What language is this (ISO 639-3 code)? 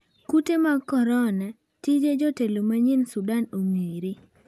luo